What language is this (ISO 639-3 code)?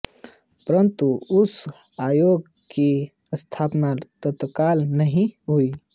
hin